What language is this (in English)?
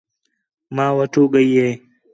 Khetrani